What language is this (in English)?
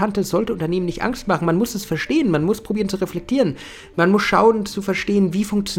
German